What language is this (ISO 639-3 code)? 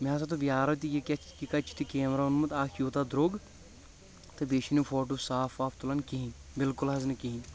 kas